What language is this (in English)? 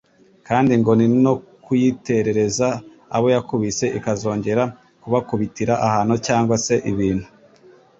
Kinyarwanda